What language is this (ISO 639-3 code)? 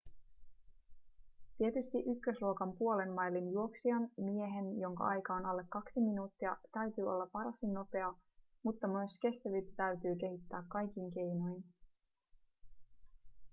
fin